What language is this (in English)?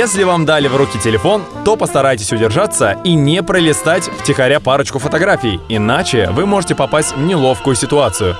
Russian